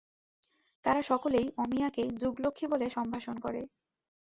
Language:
Bangla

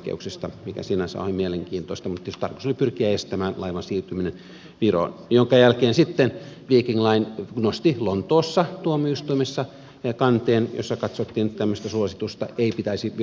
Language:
Finnish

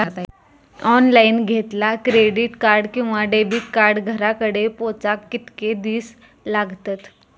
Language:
Marathi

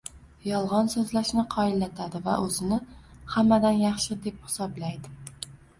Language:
Uzbek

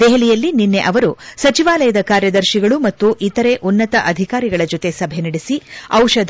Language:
Kannada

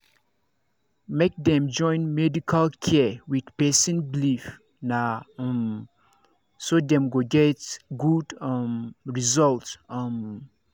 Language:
Nigerian Pidgin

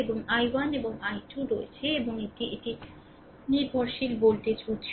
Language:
Bangla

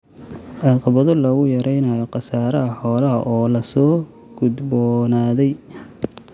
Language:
Somali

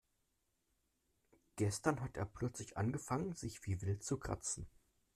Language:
German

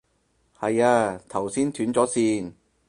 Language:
Cantonese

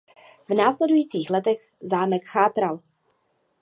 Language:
Czech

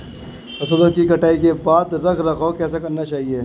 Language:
Hindi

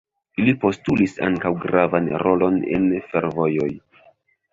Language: Esperanto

